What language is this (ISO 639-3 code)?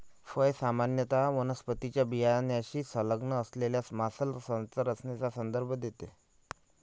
mar